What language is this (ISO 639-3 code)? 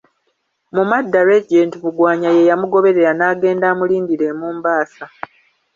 lug